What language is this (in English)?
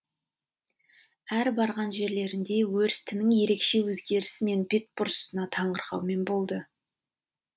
Kazakh